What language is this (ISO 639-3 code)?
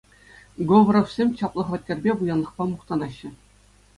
chv